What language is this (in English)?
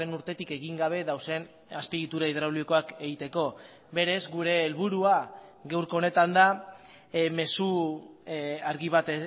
Basque